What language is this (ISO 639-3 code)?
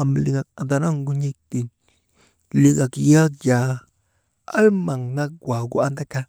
mde